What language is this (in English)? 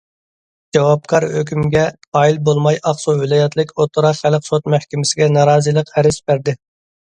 Uyghur